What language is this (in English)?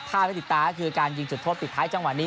Thai